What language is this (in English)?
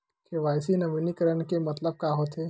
Chhattisgarhi